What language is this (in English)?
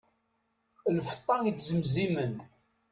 Kabyle